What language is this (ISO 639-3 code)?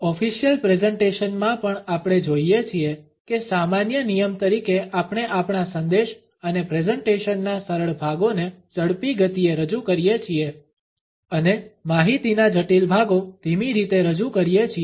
guj